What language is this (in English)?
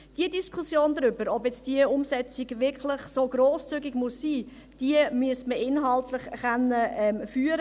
Swiss German